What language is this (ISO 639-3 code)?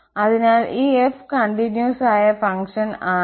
mal